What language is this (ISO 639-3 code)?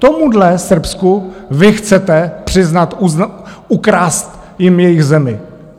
ces